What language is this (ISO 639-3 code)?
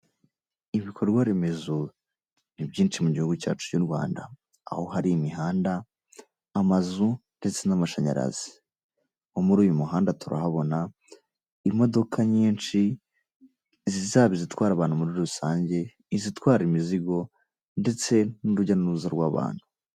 kin